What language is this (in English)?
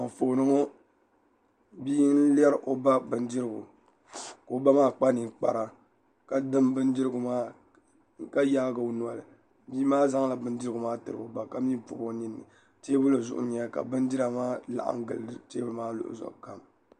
Dagbani